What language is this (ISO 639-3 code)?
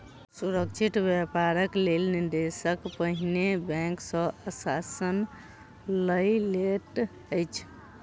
mai